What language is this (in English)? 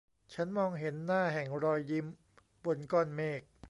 Thai